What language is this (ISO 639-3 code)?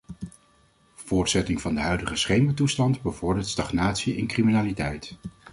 nld